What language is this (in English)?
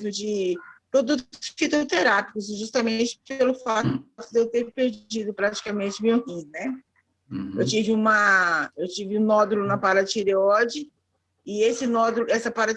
Portuguese